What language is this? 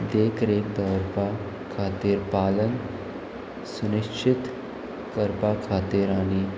Konkani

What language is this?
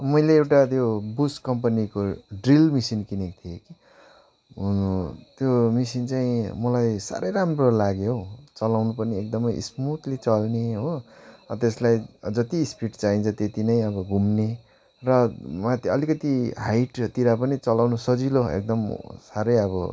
Nepali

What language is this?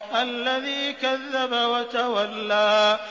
Arabic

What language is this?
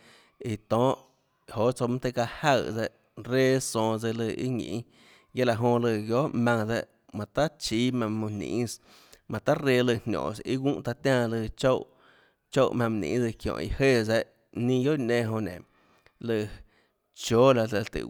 Tlacoatzintepec Chinantec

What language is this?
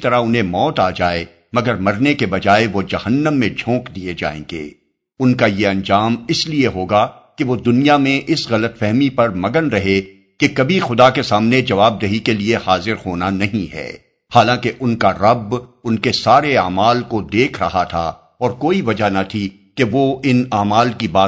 Urdu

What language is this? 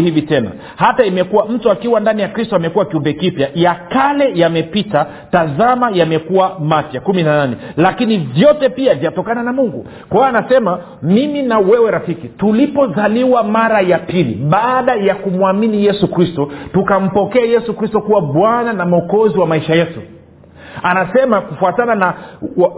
Swahili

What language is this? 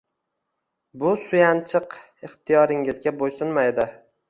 Uzbek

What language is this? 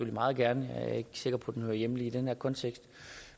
Danish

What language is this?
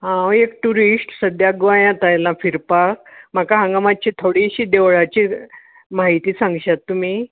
Konkani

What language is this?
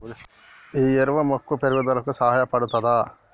Telugu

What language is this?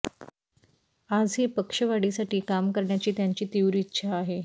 Marathi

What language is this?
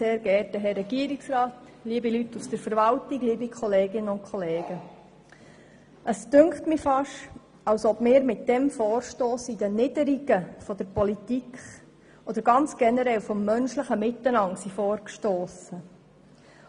Swiss German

